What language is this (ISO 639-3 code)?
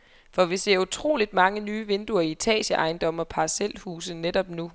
dan